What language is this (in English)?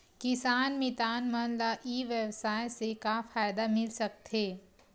Chhattisgarhi